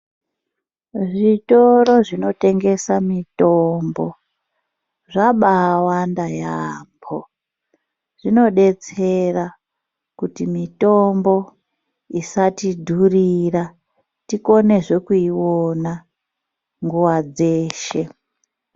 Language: Ndau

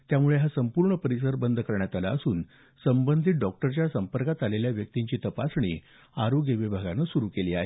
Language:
Marathi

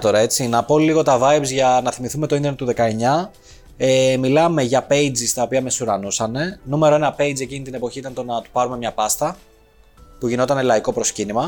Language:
Greek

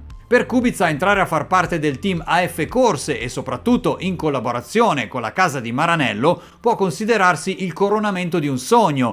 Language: Italian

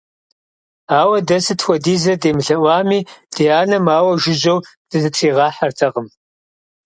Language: Kabardian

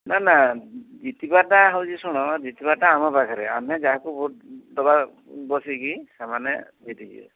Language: Odia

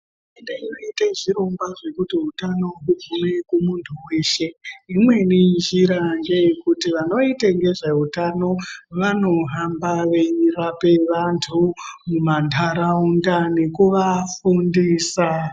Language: Ndau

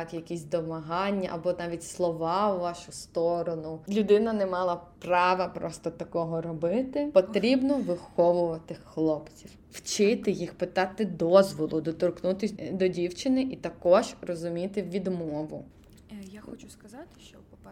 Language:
Ukrainian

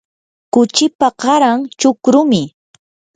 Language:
Yanahuanca Pasco Quechua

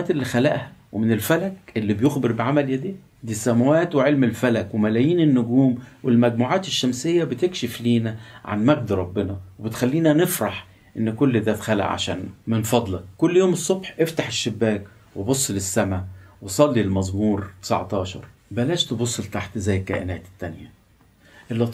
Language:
Arabic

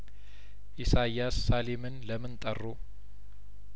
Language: Amharic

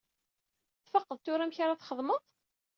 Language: Kabyle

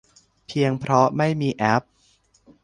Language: Thai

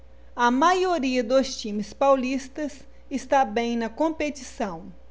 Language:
Portuguese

